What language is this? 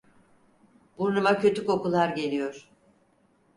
Turkish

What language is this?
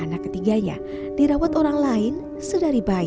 Indonesian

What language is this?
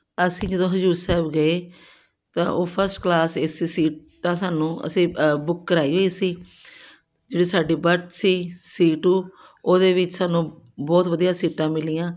Punjabi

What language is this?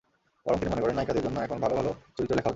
Bangla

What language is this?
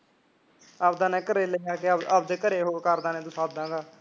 Punjabi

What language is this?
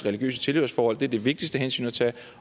Danish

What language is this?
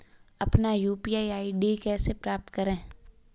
Hindi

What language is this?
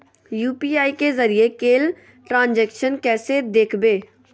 Magahi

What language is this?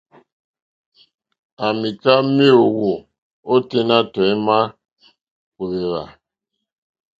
Mokpwe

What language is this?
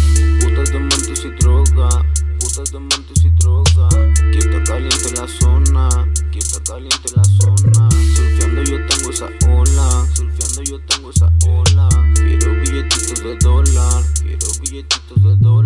Spanish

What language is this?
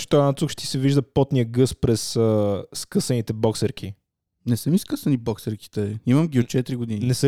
Bulgarian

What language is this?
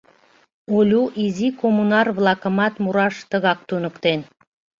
Mari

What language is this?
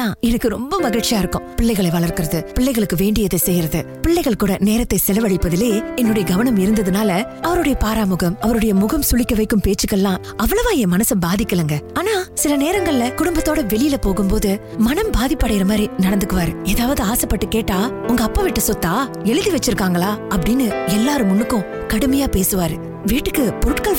Tamil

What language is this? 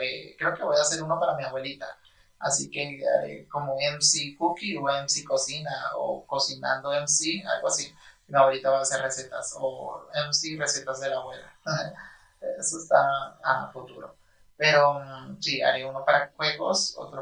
Spanish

